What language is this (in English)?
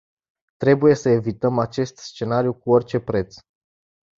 Romanian